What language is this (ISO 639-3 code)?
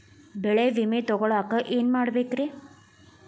kan